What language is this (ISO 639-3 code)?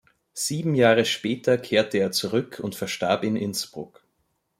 deu